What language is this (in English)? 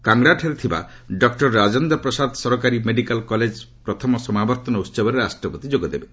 Odia